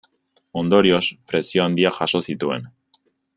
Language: Basque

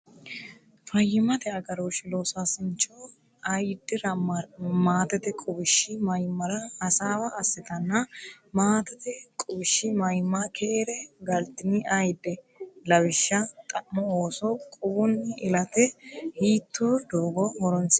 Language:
Sidamo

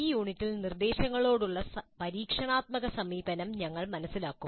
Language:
Malayalam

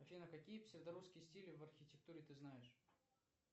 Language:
Russian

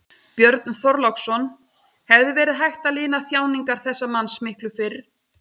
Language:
Icelandic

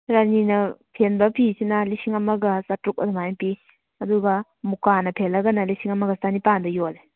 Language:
Manipuri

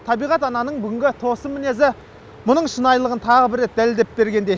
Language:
Kazakh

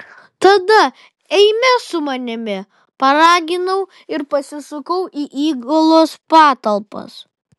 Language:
Lithuanian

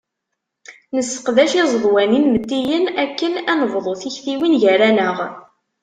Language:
Kabyle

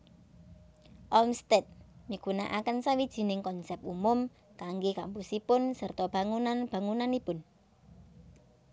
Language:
Javanese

